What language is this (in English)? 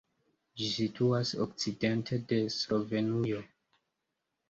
Esperanto